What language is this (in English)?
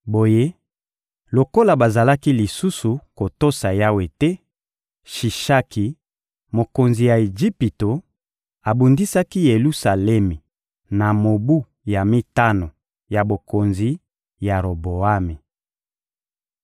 Lingala